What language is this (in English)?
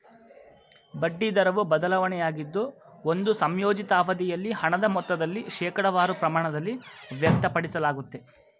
Kannada